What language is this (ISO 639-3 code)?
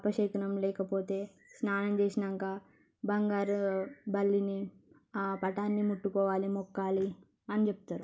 tel